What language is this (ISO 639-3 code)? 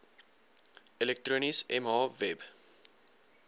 afr